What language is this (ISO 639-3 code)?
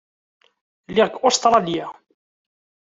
kab